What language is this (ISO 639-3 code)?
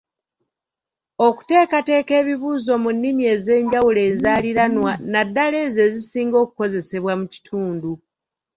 lug